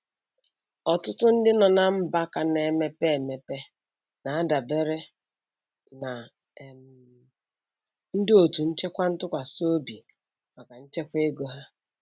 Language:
Igbo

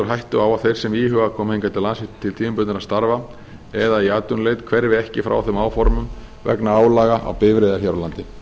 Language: Icelandic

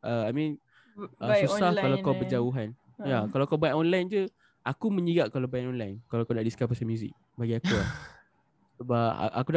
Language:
Malay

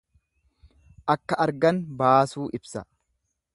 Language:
Oromo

